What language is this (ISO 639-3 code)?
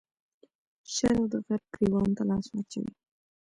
pus